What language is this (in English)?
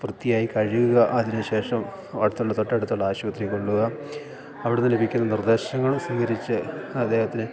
Malayalam